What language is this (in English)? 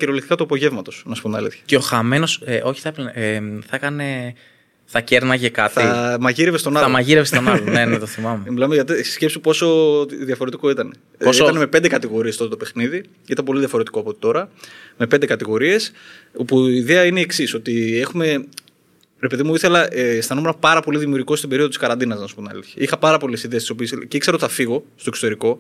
Greek